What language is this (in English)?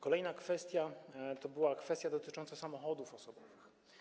Polish